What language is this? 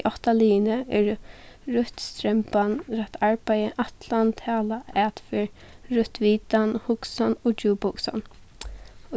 Faroese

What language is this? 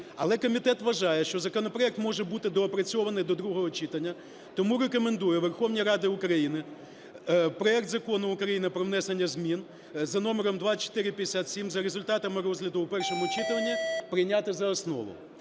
Ukrainian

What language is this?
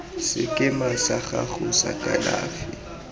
Tswana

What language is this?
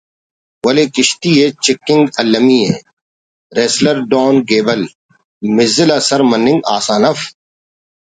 Brahui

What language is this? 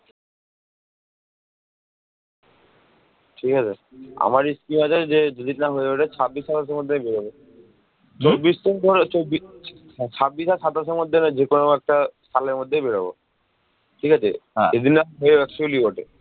Bangla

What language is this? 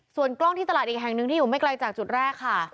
Thai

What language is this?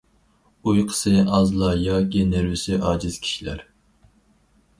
Uyghur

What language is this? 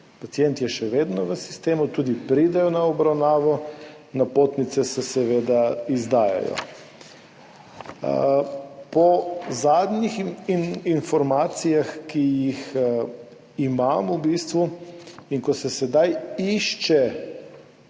Slovenian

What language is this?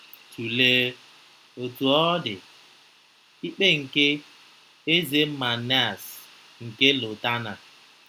Igbo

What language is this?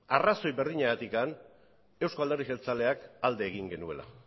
Basque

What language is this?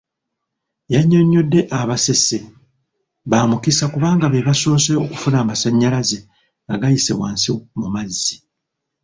Ganda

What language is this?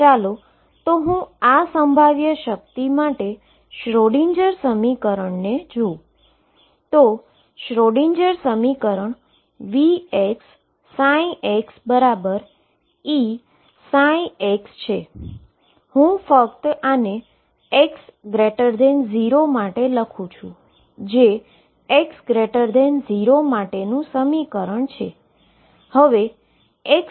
Gujarati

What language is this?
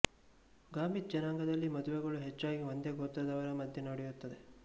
Kannada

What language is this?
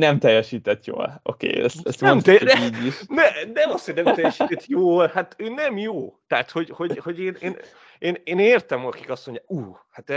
Hungarian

